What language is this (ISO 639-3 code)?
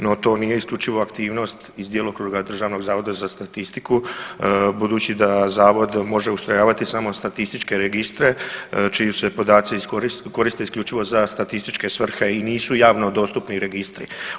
hrv